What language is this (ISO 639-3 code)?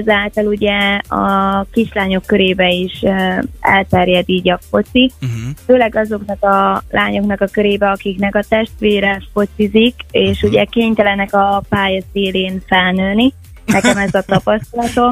hun